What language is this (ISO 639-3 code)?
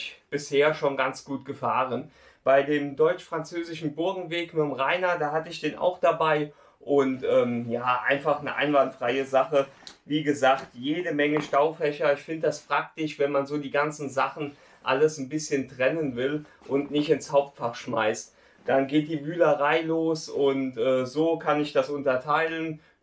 deu